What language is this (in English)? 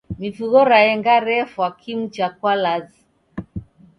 Taita